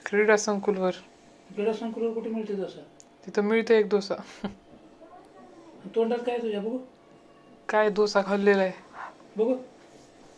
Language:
Marathi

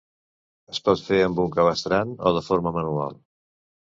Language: Catalan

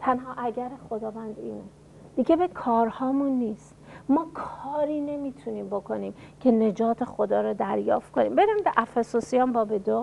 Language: Persian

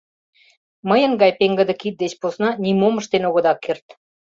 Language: Mari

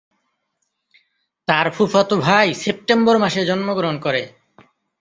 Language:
Bangla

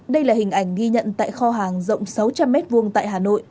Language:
Vietnamese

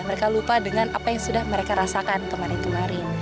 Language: Indonesian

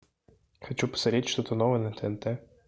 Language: Russian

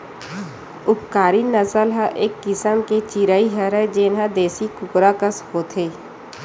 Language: Chhattisgarhi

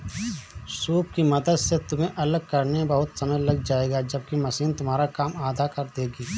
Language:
Hindi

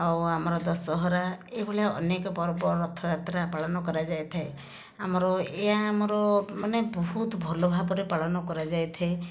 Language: Odia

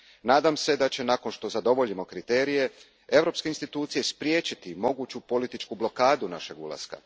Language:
Croatian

